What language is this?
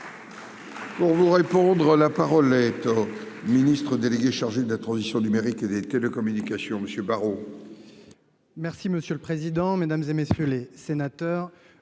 French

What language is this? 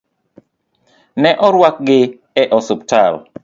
Luo (Kenya and Tanzania)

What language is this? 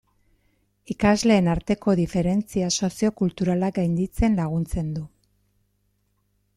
Basque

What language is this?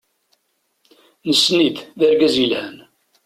Kabyle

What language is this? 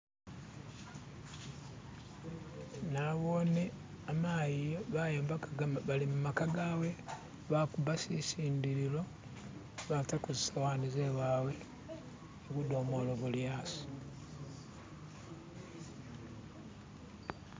Masaaba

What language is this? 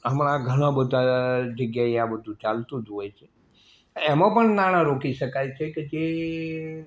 Gujarati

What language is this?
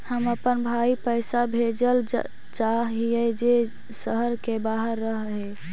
Magahi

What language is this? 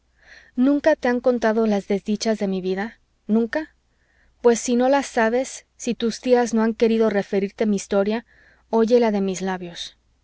Spanish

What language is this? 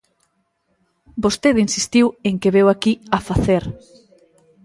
Galician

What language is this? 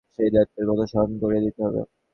Bangla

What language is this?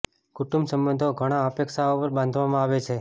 Gujarati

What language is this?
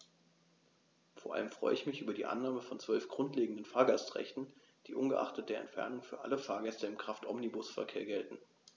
German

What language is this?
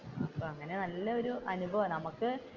Malayalam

